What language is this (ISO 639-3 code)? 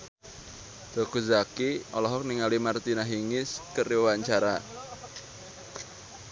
sun